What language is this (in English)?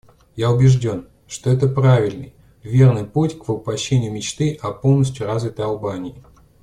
Russian